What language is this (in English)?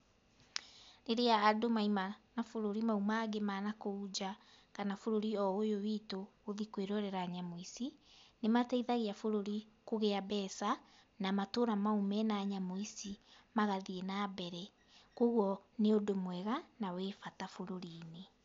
Kikuyu